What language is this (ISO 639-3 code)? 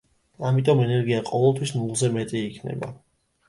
kat